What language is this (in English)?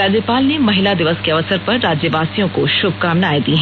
Hindi